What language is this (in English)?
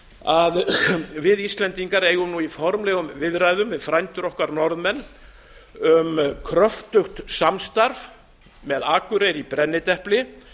Icelandic